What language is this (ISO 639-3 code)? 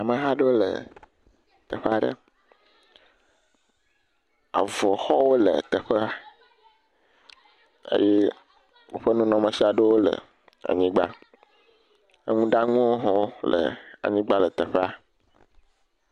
ewe